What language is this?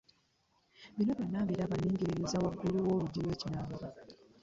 Ganda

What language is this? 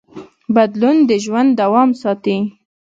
Pashto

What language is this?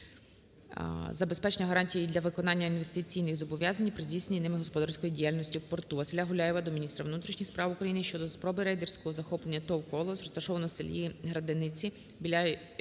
Ukrainian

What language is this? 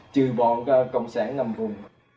Vietnamese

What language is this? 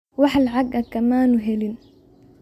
Somali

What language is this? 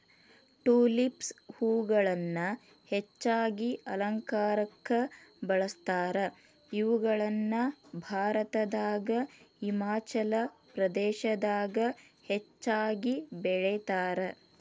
Kannada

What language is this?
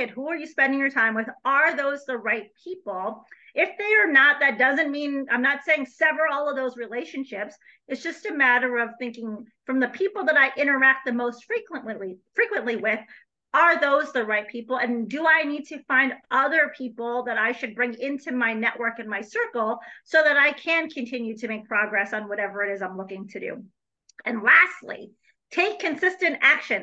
English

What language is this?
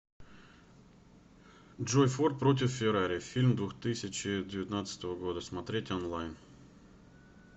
Russian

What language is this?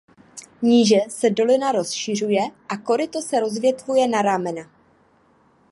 Czech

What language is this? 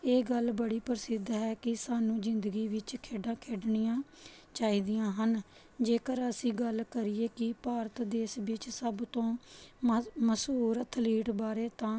Punjabi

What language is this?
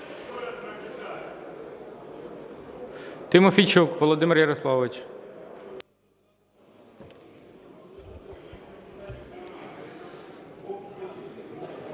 Ukrainian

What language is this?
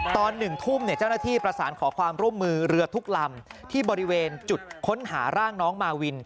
Thai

